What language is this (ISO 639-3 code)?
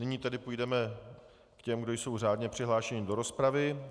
ces